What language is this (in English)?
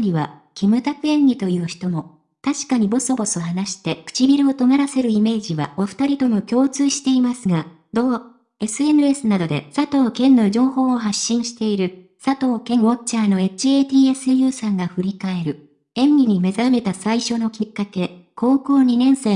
Japanese